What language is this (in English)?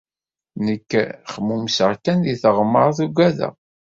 Kabyle